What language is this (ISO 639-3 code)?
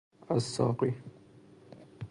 fas